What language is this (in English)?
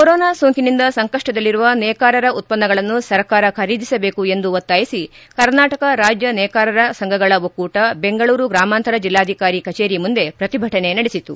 Kannada